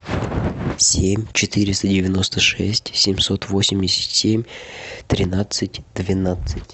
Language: Russian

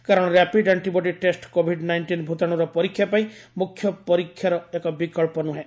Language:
Odia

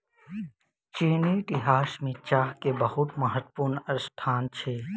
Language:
Maithili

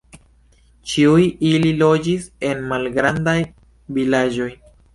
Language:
Esperanto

